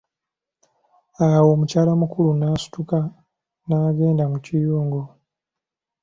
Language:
Ganda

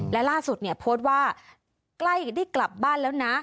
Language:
Thai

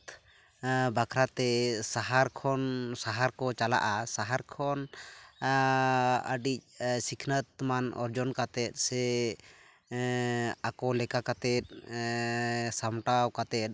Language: Santali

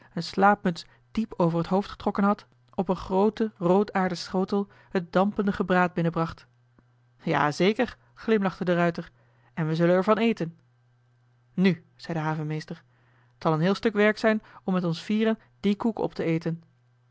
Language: Dutch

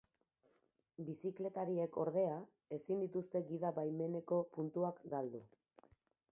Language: Basque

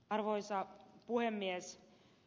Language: Finnish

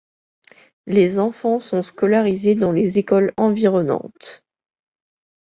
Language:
French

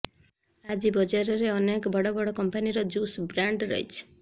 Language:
Odia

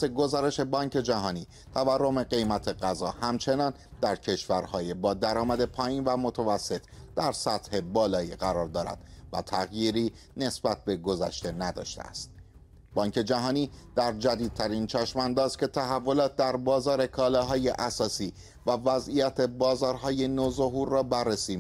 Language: Persian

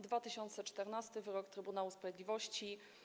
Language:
Polish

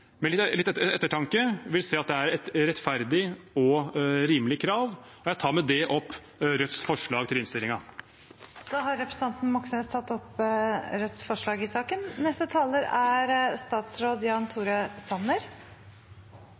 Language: Norwegian Bokmål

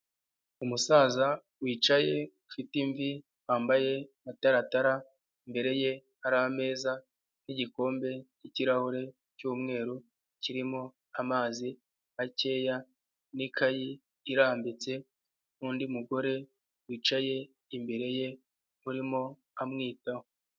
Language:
Kinyarwanda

